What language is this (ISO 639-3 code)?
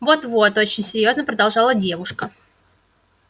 rus